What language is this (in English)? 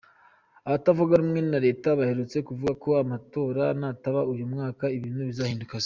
Kinyarwanda